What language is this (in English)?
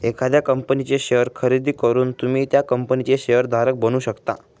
Marathi